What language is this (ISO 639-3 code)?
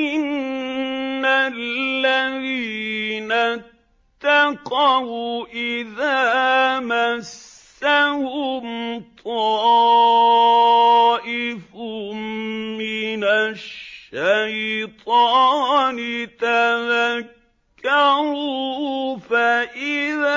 ara